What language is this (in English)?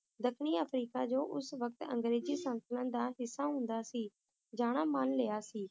Punjabi